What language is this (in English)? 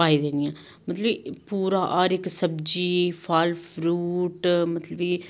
Dogri